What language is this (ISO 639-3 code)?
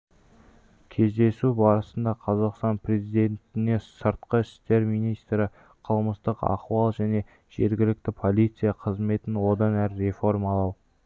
kaz